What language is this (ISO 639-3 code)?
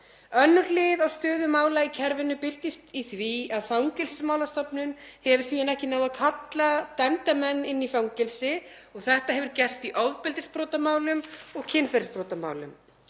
isl